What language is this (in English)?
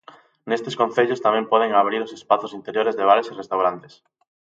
Galician